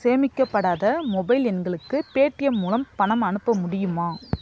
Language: Tamil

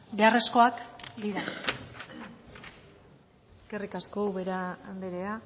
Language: Basque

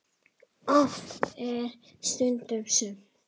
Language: Icelandic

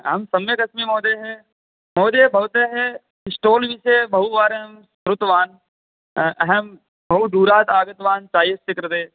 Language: Sanskrit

